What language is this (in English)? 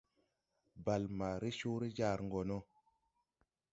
Tupuri